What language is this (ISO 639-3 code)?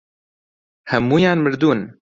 ckb